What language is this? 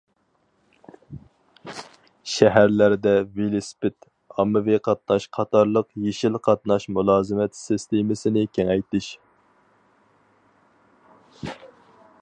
Uyghur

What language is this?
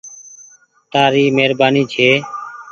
Goaria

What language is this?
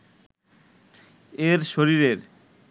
Bangla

